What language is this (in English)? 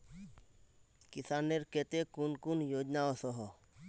Magahi